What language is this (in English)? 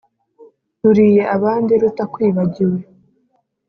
Kinyarwanda